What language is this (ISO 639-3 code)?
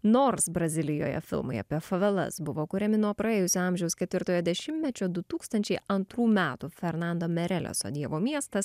lit